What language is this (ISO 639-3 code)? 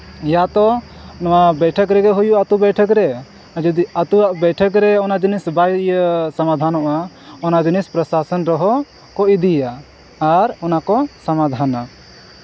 sat